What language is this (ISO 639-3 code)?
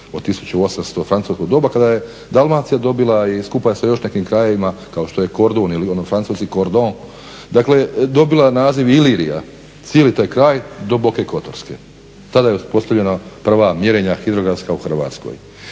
hrv